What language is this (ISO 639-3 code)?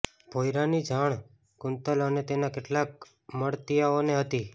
guj